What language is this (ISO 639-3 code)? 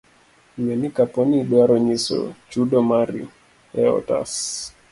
luo